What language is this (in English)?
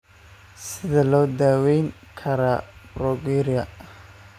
Somali